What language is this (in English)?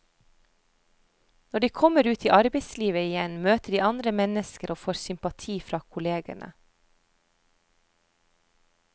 Norwegian